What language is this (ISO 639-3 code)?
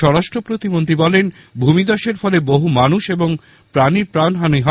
ben